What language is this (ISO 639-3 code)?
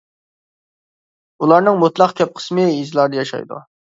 uig